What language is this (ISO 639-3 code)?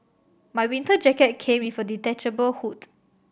eng